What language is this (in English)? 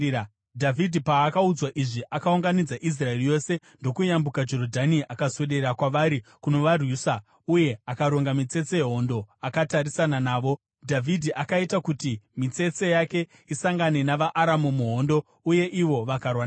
Shona